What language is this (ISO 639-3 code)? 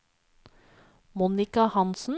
nor